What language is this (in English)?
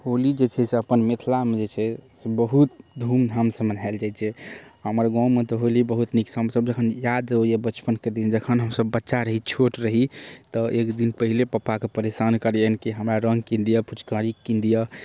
Maithili